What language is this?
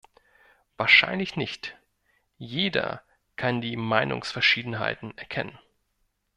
German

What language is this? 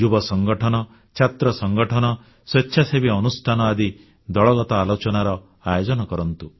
Odia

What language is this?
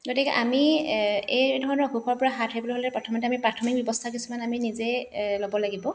Assamese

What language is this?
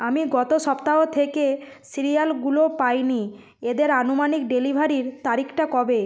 Bangla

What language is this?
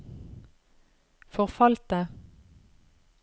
Norwegian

